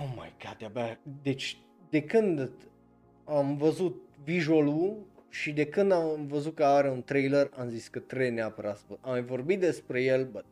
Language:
Romanian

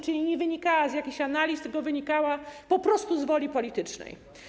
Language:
Polish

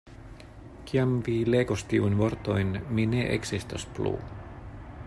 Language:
Esperanto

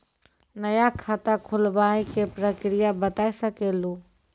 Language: Maithili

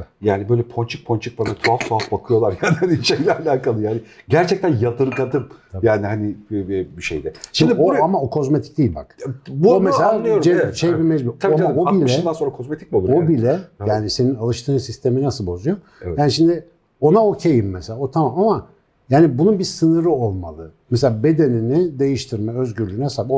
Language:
Turkish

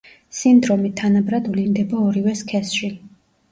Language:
Georgian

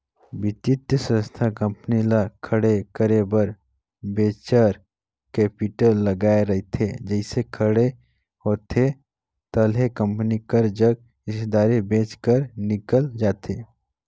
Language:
Chhattisgarhi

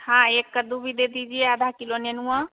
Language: Hindi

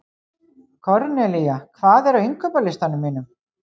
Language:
Icelandic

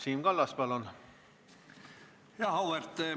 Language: Estonian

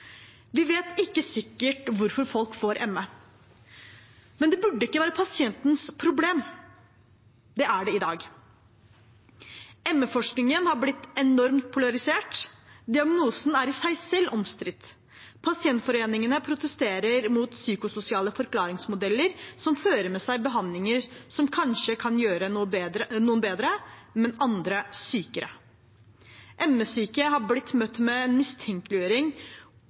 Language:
Norwegian Bokmål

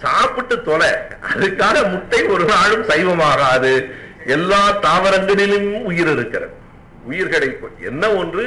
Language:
Tamil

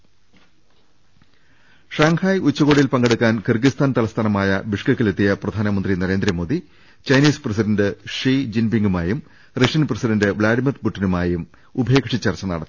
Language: Malayalam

